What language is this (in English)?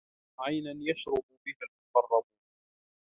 Arabic